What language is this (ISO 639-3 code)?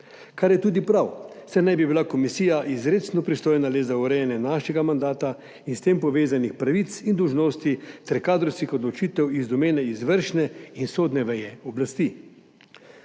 slv